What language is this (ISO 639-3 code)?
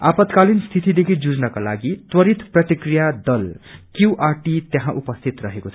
nep